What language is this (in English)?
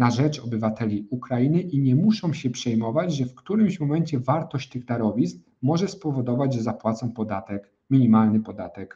Polish